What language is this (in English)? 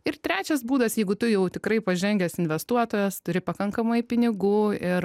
Lithuanian